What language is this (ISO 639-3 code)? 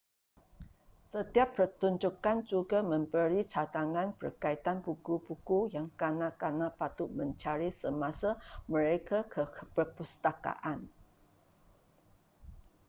msa